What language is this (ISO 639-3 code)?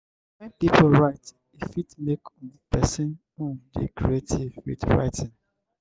pcm